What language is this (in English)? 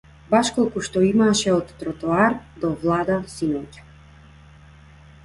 Macedonian